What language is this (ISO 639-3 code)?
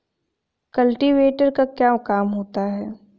hin